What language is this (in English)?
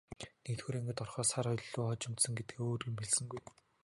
Mongolian